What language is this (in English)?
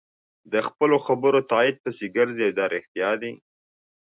Pashto